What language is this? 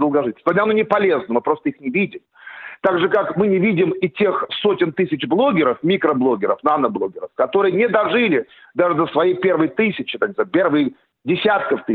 Russian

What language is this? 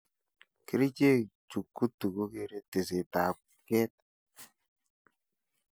Kalenjin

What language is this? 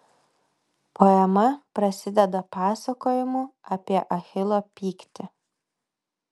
Lithuanian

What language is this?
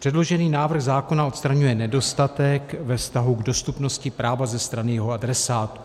Czech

